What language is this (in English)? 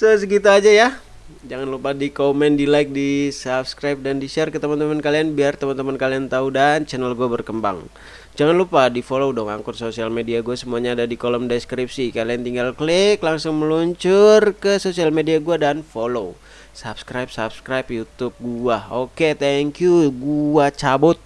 Indonesian